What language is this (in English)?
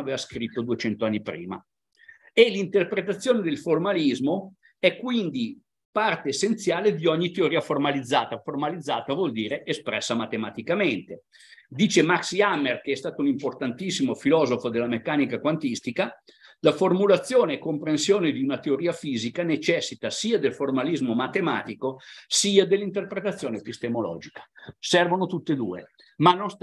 Italian